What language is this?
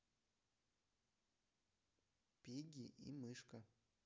Russian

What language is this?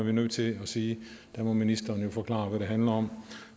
Danish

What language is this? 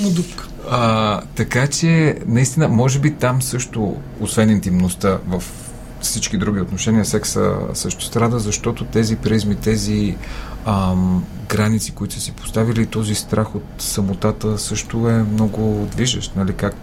Bulgarian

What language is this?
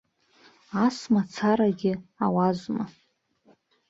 Abkhazian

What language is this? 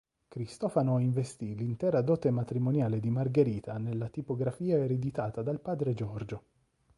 Italian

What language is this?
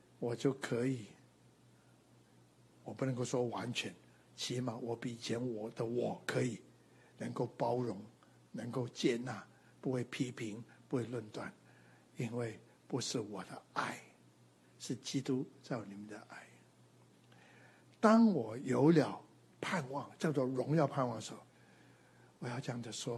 Chinese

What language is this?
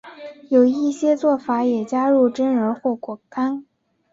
Chinese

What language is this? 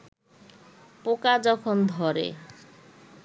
Bangla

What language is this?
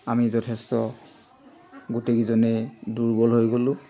Assamese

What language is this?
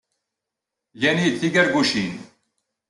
Kabyle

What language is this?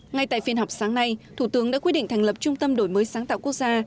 Vietnamese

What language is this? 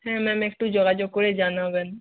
Bangla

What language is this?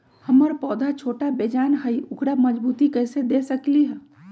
Magahi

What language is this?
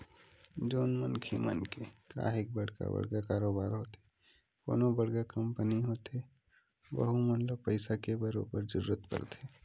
Chhattisgarhi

